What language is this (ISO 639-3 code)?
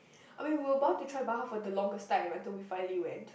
eng